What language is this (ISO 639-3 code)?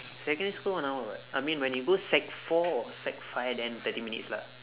eng